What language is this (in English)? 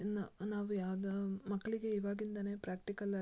Kannada